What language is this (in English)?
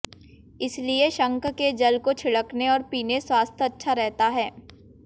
Hindi